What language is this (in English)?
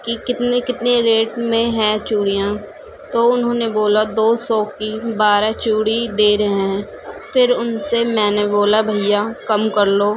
Urdu